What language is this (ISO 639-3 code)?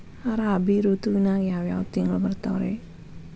kan